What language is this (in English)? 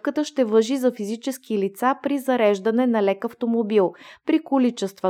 Bulgarian